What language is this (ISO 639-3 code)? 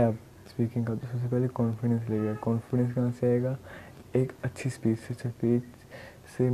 hin